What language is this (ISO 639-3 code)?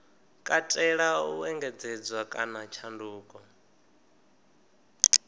ven